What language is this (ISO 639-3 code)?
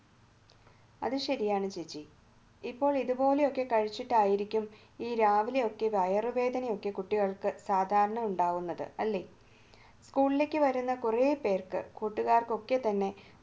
mal